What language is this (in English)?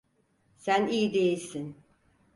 Turkish